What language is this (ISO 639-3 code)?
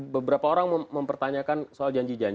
ind